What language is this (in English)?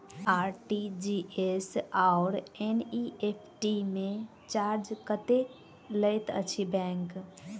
Maithili